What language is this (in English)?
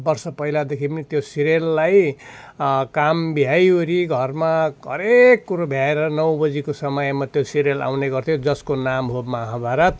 Nepali